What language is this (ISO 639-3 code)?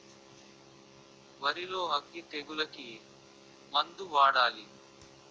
tel